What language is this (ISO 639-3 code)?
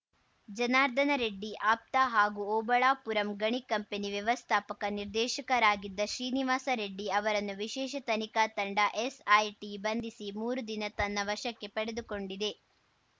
kan